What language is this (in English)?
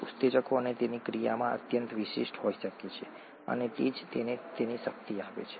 Gujarati